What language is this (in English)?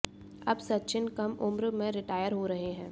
Hindi